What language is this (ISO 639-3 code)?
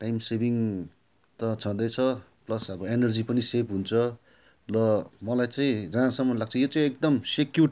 nep